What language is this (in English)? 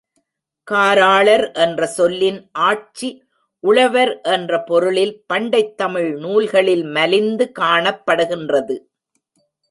Tamil